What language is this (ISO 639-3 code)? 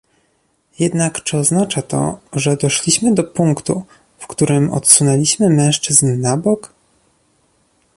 pol